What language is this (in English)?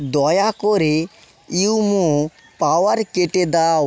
Bangla